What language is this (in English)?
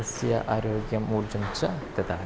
Sanskrit